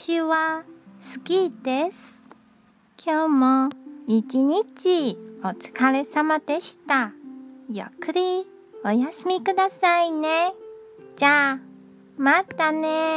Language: Japanese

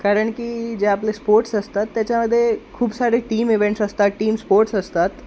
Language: Marathi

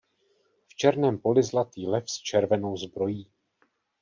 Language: Czech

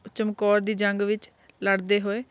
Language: Punjabi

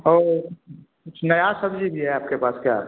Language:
Hindi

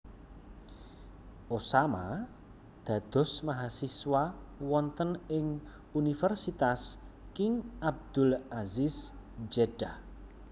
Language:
Javanese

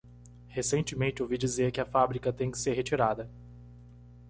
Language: Portuguese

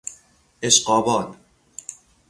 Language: Persian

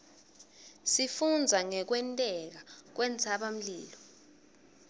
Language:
Swati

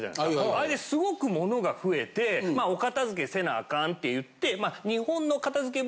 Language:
Japanese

